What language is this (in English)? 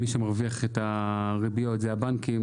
Hebrew